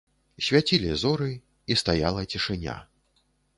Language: Belarusian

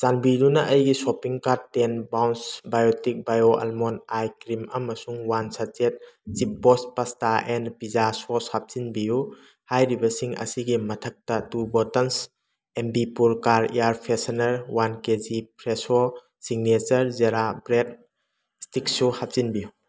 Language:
Manipuri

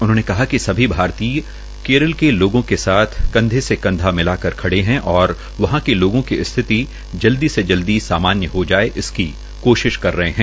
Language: Hindi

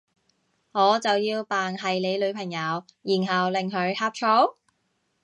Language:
Cantonese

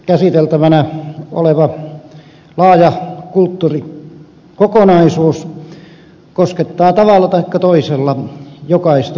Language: Finnish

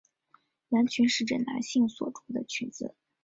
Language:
Chinese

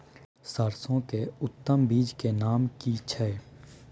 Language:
Maithili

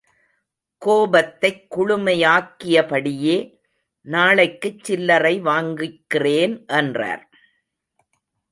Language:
Tamil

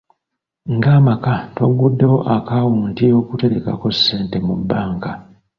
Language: Ganda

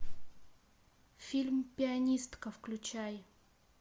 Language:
Russian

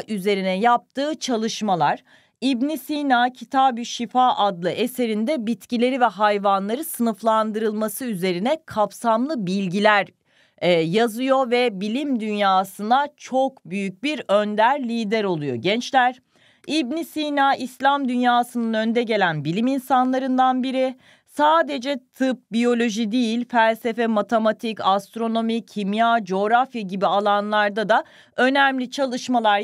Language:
Turkish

